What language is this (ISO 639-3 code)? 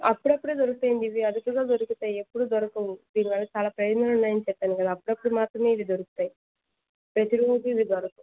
tel